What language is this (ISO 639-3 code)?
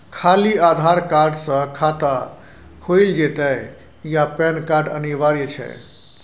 mai